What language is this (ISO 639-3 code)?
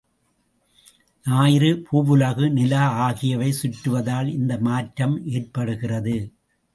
tam